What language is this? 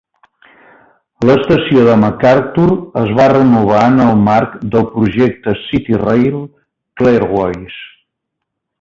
Catalan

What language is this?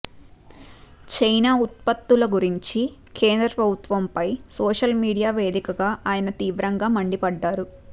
Telugu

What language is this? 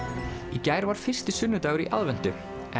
Icelandic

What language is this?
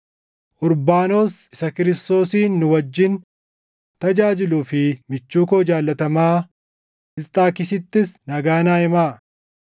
Oromo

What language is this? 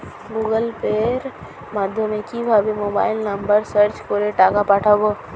Bangla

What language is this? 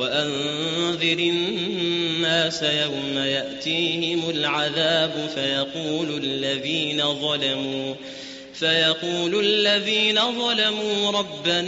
Arabic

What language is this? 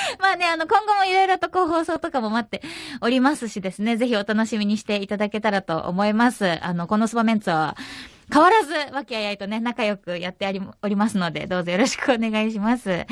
Japanese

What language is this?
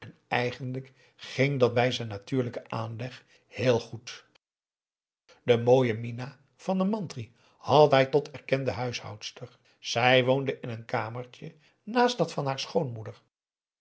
Dutch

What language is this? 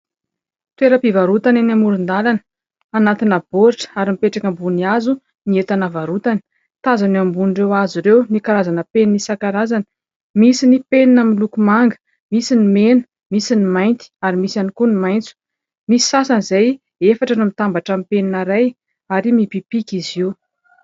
Malagasy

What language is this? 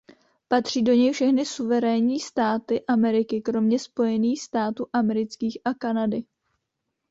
Czech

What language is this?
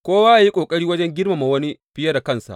Hausa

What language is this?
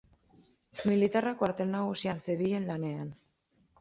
Basque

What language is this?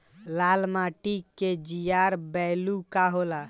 Bhojpuri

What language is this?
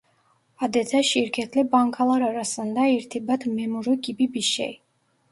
Turkish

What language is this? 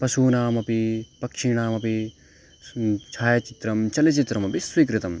Sanskrit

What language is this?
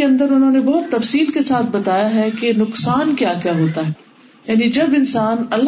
Urdu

